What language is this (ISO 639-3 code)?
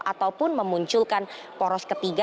ind